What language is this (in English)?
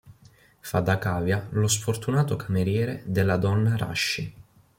Italian